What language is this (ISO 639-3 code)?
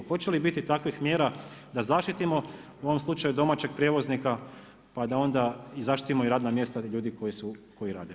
hrv